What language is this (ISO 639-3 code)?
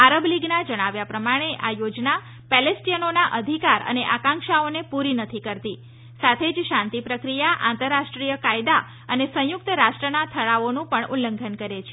guj